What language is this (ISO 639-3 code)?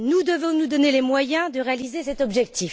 fra